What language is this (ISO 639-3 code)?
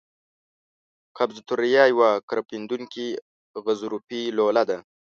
pus